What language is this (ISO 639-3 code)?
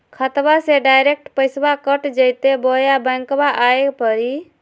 mag